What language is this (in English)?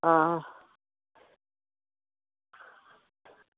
Dogri